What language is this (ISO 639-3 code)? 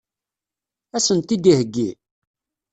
kab